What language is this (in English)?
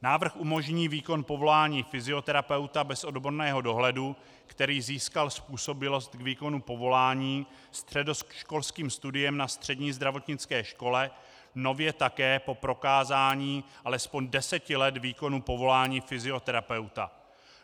Czech